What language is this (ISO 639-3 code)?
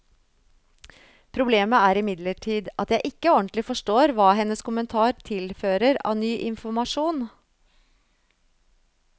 nor